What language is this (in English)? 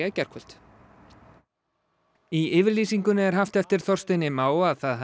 Icelandic